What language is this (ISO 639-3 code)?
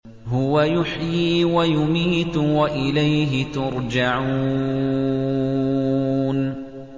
ara